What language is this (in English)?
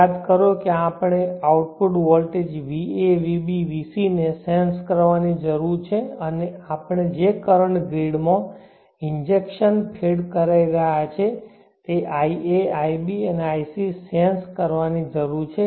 Gujarati